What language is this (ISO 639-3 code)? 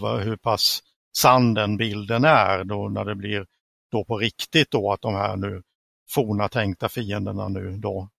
swe